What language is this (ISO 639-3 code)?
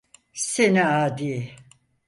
tur